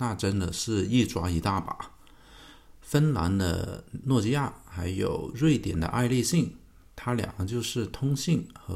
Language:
Chinese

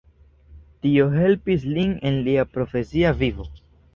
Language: Esperanto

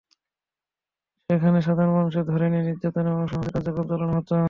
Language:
Bangla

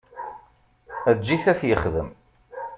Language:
Kabyle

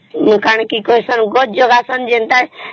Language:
Odia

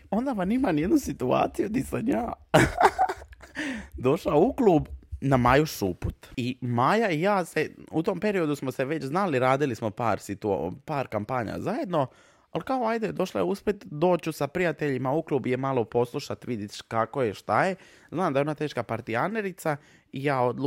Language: Croatian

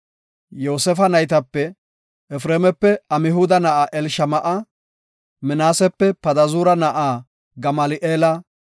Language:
Gofa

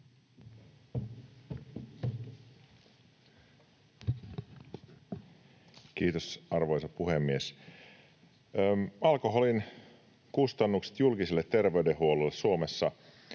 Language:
Finnish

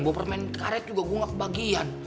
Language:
Indonesian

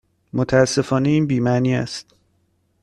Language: Persian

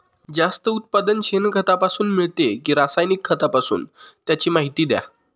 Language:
Marathi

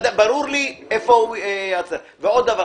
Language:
Hebrew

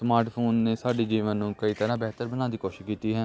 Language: Punjabi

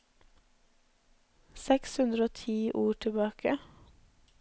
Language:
Norwegian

